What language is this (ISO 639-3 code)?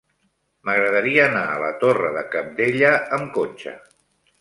cat